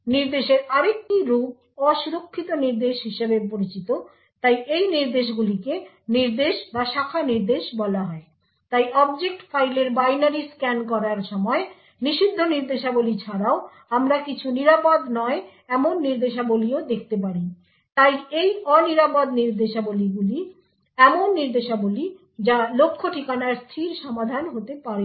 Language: Bangla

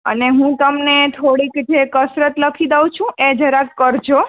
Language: Gujarati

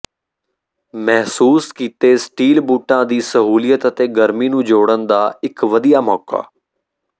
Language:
Punjabi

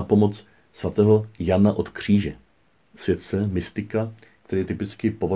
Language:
Czech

